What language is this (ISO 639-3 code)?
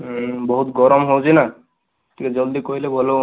ori